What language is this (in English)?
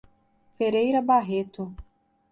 Portuguese